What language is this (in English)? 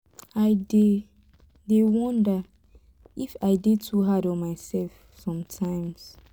Nigerian Pidgin